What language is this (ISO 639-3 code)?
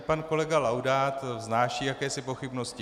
ces